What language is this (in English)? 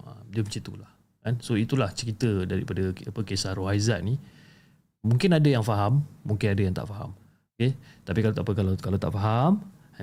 Malay